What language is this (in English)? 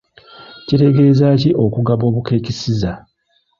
Ganda